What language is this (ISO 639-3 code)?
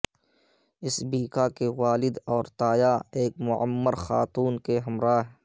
urd